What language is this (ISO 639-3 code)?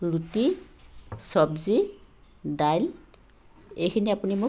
asm